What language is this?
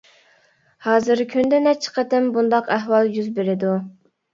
Uyghur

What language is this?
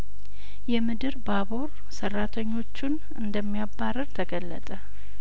Amharic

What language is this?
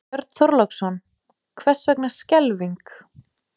Icelandic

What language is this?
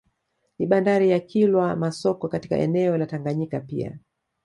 Swahili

